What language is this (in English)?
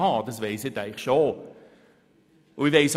Swiss German